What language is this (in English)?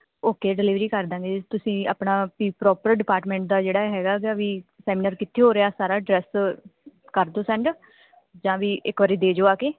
Punjabi